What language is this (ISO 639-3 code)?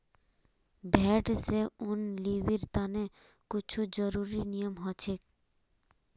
mag